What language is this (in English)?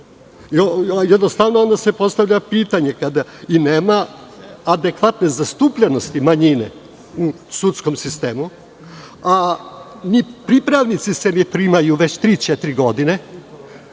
Serbian